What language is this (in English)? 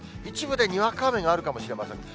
Japanese